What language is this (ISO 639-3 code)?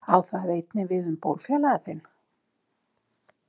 isl